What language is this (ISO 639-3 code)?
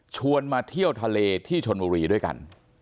tha